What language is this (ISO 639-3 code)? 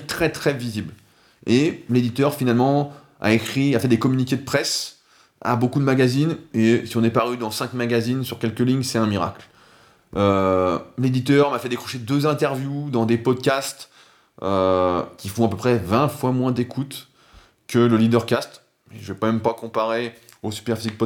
fra